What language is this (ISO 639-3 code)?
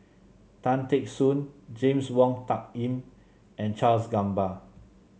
eng